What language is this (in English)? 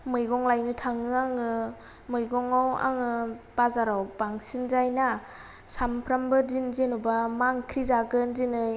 Bodo